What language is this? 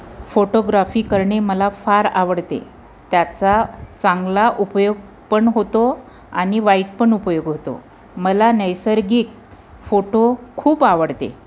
Marathi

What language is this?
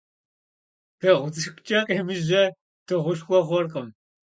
Kabardian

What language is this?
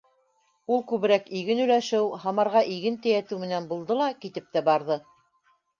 Bashkir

